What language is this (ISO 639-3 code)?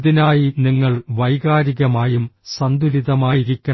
mal